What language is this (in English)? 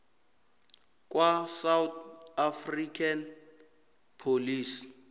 South Ndebele